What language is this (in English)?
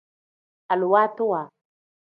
Tem